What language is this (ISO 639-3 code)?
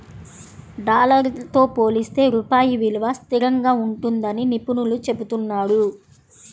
tel